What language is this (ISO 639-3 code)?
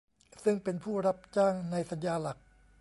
tha